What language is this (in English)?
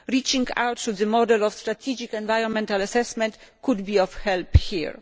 English